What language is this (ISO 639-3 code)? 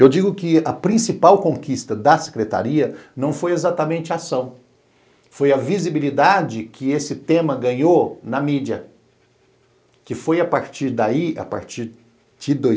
por